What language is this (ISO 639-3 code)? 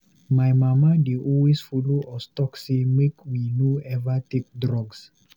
pcm